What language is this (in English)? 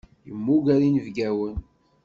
Kabyle